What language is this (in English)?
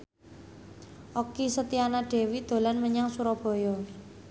Javanese